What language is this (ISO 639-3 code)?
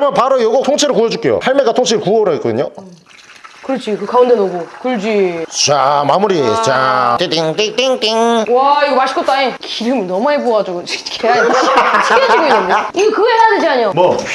kor